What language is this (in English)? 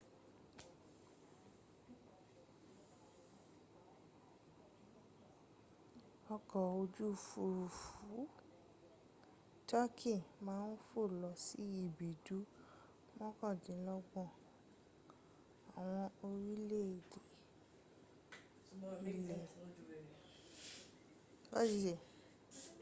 Yoruba